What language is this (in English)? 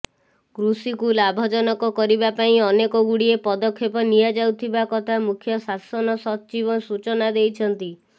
Odia